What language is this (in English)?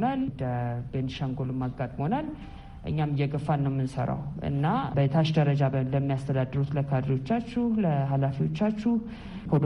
Amharic